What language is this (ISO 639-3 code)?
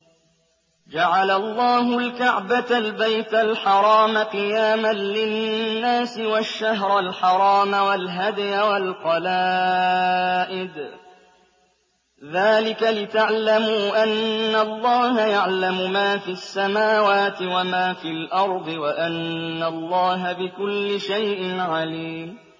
ara